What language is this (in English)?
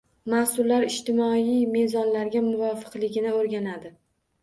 Uzbek